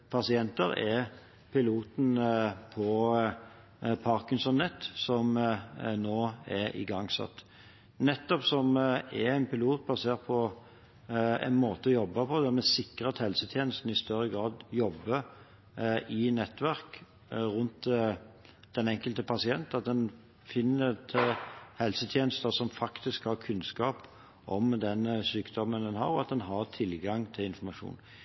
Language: Norwegian Bokmål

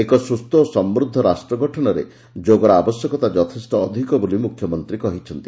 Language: Odia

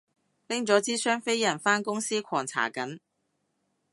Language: Cantonese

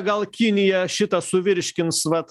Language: Lithuanian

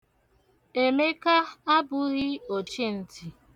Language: Igbo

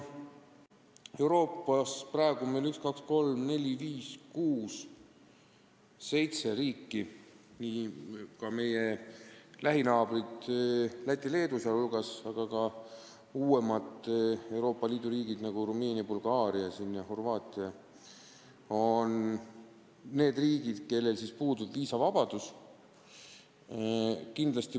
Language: Estonian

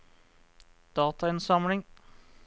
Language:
Norwegian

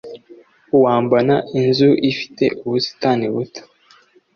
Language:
Kinyarwanda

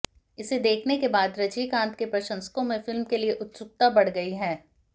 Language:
Hindi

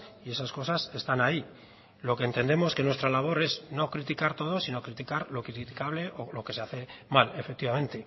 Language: Spanish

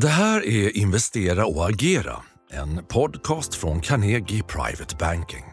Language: Swedish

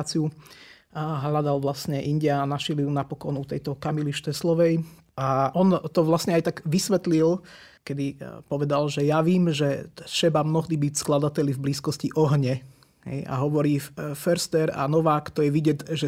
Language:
Slovak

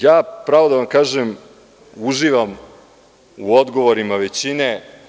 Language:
Serbian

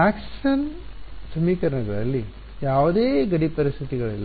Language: Kannada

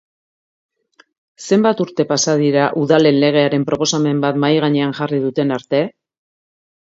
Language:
Basque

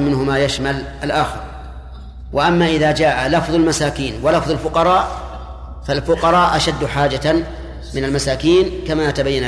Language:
Arabic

